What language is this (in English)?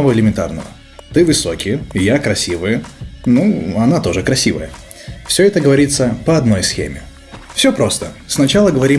Russian